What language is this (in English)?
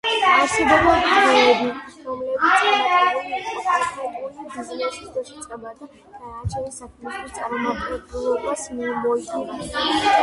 Georgian